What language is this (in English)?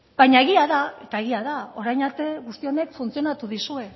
Basque